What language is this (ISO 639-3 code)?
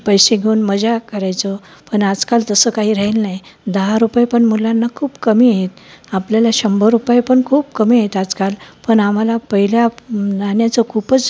mar